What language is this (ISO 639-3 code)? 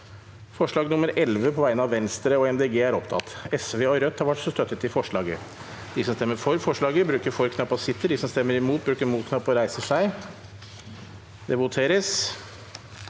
nor